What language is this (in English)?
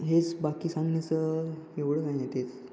Marathi